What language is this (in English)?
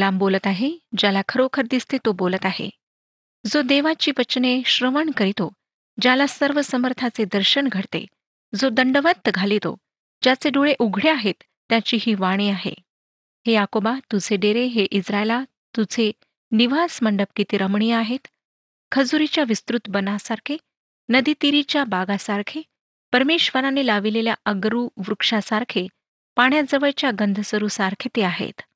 Marathi